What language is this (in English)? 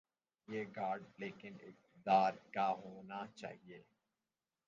Urdu